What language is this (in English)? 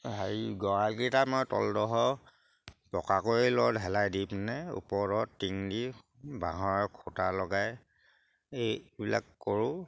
Assamese